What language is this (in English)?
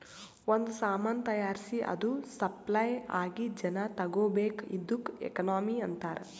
Kannada